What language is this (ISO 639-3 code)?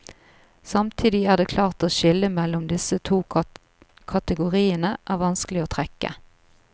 nor